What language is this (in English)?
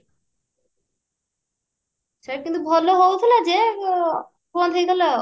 Odia